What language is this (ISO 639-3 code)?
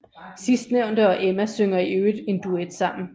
dan